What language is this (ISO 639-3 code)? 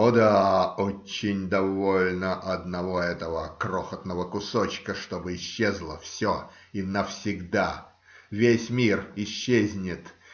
rus